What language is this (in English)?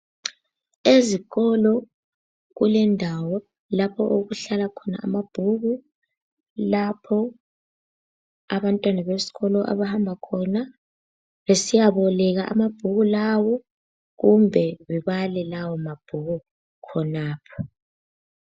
North Ndebele